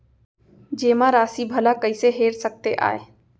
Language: Chhattisgarhi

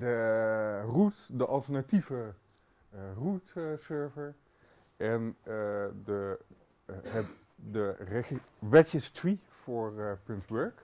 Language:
Dutch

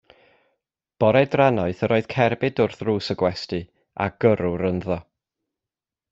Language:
Welsh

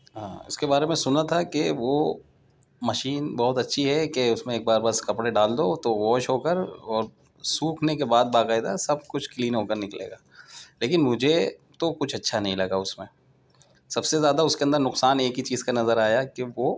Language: Urdu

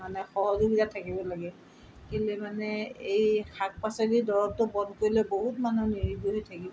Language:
Assamese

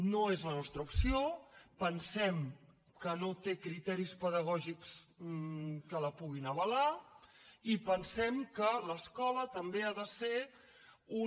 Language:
Catalan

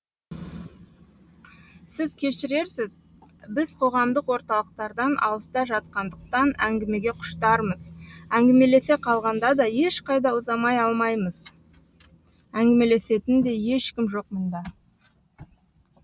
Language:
Kazakh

